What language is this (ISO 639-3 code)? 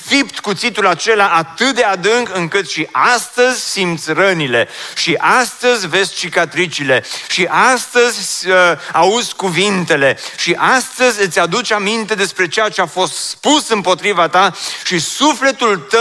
ron